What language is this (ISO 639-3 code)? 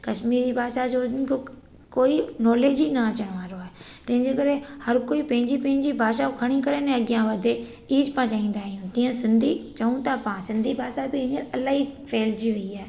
snd